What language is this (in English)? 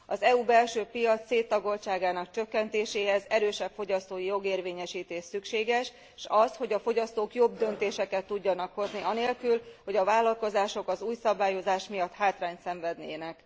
Hungarian